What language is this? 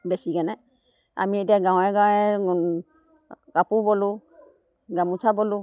Assamese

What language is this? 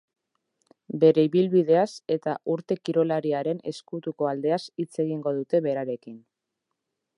Basque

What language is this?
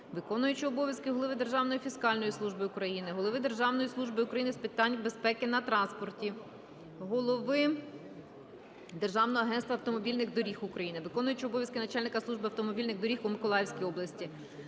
Ukrainian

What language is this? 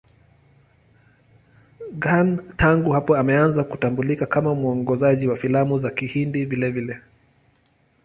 Swahili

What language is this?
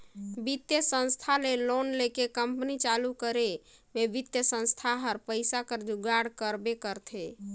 Chhattisgarhi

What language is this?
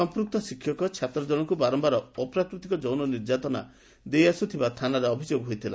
Odia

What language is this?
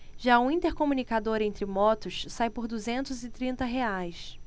Portuguese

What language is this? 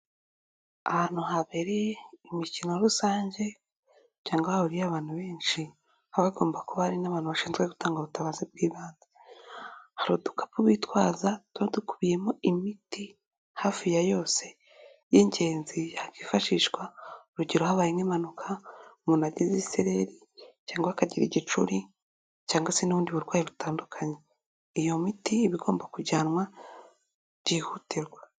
Kinyarwanda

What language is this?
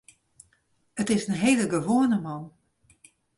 Western Frisian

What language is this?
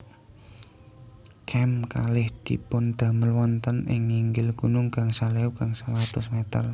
Javanese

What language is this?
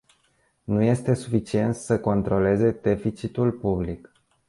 Romanian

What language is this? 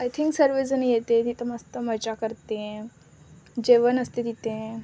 Marathi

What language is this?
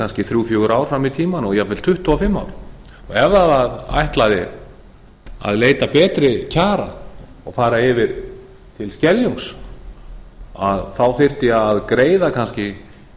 Icelandic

